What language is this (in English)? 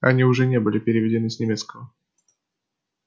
Russian